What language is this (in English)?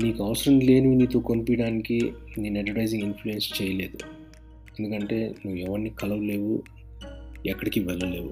Telugu